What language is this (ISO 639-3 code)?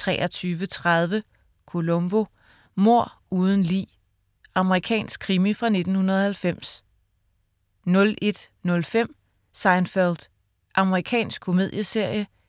dan